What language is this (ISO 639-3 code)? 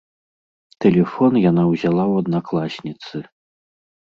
bel